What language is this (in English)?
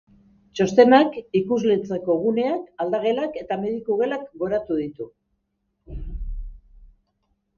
Basque